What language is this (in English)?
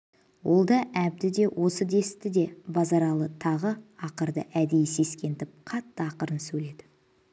Kazakh